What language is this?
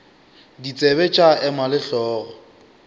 Northern Sotho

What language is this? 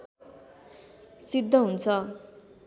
Nepali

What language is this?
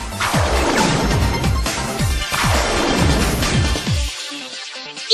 Japanese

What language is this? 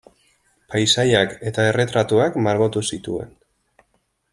Basque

